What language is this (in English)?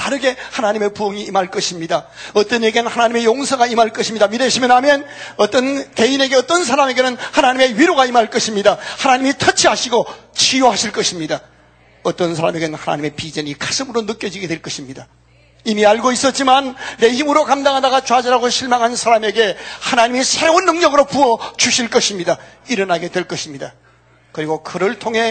Korean